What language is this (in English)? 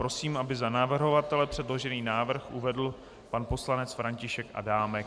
Czech